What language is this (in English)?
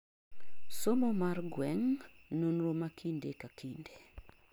Luo (Kenya and Tanzania)